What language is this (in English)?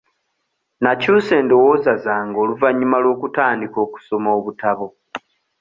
Ganda